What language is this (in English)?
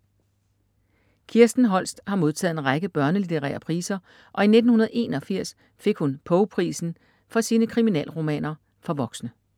Danish